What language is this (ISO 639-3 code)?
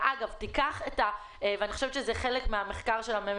heb